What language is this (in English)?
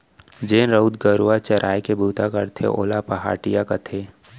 Chhattisgarhi